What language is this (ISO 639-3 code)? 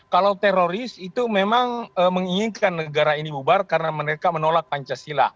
ind